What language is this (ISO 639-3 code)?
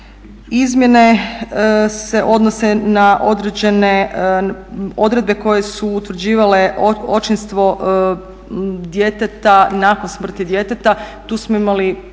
hrv